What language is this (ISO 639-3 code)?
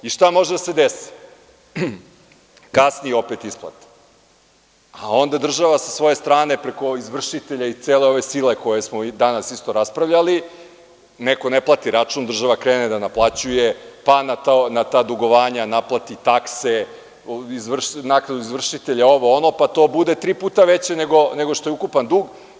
srp